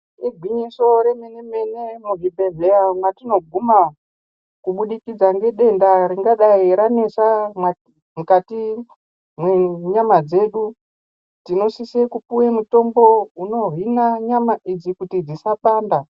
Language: Ndau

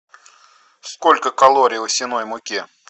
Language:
Russian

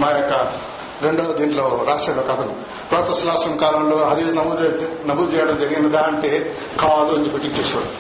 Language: Telugu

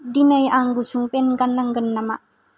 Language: Bodo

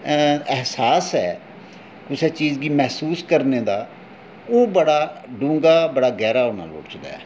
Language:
Dogri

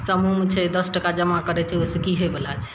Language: Maithili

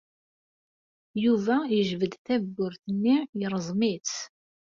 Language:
Kabyle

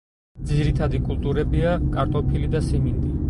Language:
Georgian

